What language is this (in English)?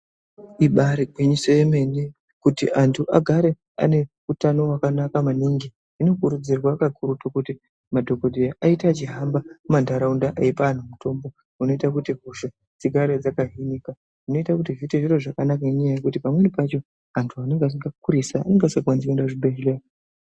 Ndau